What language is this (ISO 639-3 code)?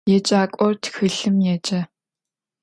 ady